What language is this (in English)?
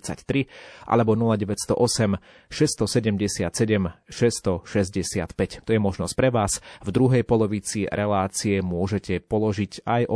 Slovak